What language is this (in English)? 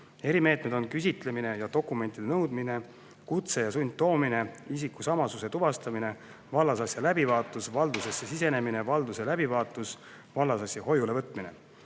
Estonian